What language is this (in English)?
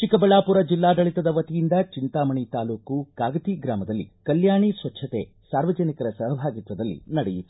Kannada